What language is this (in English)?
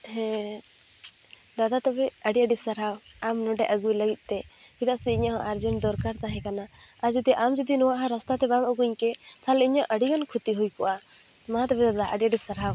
Santali